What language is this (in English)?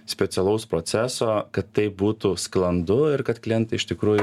Lithuanian